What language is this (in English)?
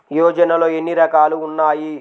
Telugu